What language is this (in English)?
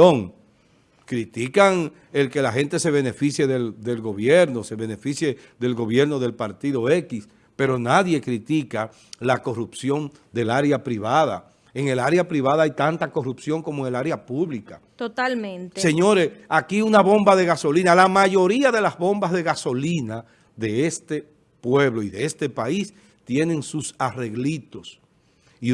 Spanish